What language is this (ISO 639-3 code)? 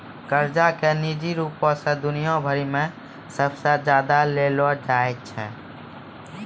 mai